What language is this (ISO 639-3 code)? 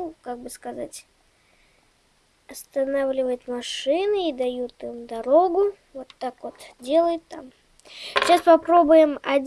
rus